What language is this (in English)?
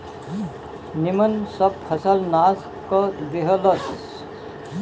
Bhojpuri